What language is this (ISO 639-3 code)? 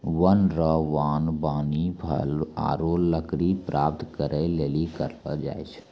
mai